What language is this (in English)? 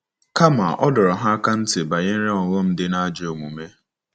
Igbo